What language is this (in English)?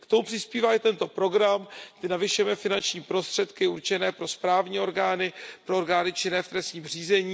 Czech